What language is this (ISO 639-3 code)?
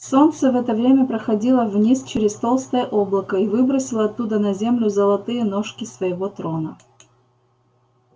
rus